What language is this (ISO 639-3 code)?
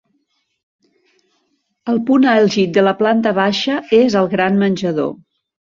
cat